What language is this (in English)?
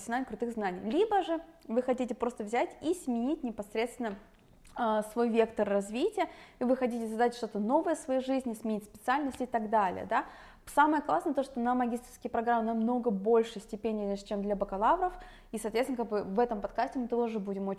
Russian